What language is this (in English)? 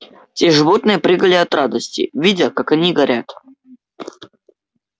Russian